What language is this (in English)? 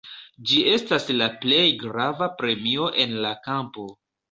Esperanto